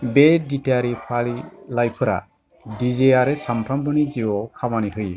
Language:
Bodo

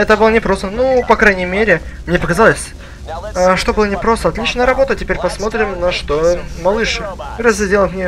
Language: Russian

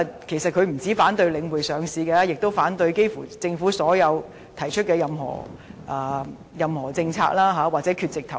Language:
Cantonese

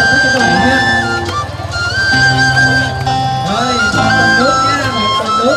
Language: Vietnamese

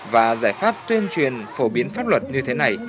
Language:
Vietnamese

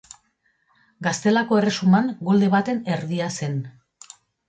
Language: Basque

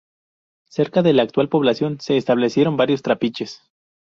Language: Spanish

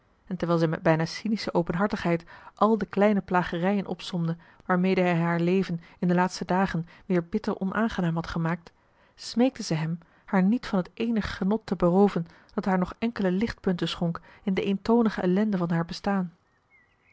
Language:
Dutch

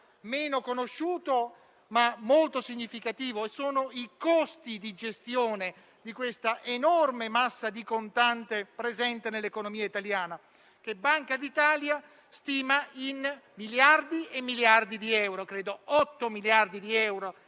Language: Italian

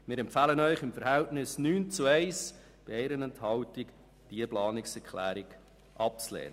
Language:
Swiss German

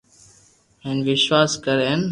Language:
Loarki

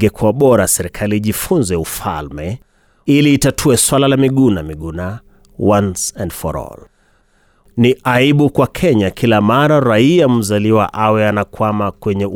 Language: Swahili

